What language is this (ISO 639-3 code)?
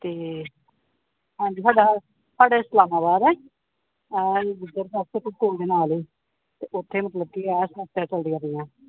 pan